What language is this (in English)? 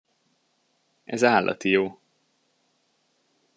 Hungarian